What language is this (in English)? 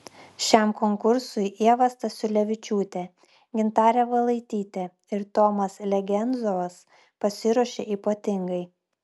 Lithuanian